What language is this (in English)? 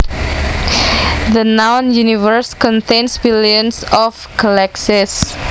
Javanese